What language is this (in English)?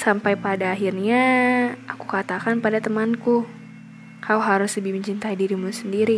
Indonesian